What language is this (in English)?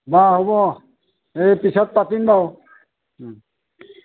Assamese